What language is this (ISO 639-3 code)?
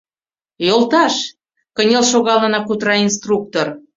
chm